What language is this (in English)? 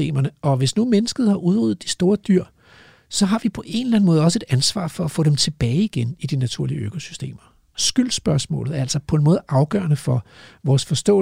Danish